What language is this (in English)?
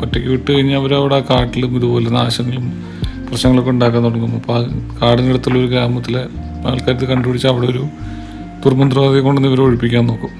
Malayalam